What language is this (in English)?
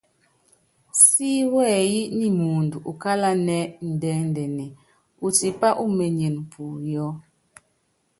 Yangben